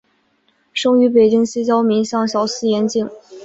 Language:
Chinese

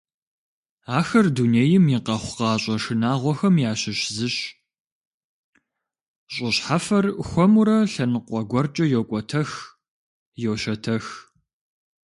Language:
Kabardian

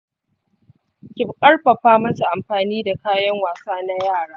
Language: Hausa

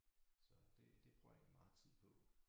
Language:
Danish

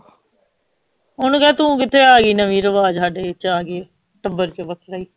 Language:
Punjabi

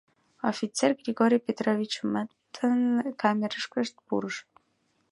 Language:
Mari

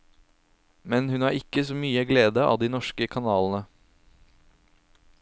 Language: Norwegian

